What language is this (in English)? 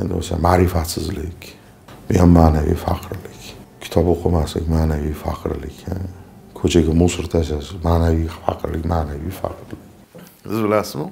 Turkish